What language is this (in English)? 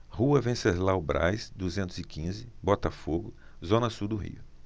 Portuguese